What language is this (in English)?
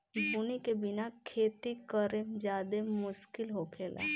Bhojpuri